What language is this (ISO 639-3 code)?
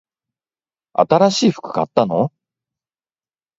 jpn